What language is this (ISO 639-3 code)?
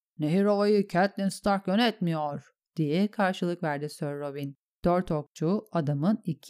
tur